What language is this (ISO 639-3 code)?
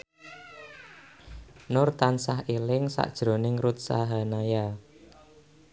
jav